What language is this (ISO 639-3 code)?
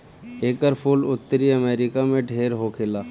bho